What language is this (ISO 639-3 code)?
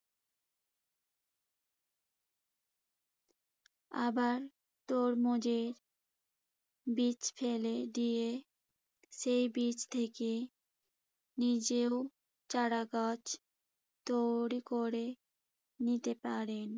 ben